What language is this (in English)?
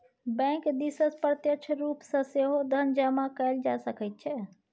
Maithili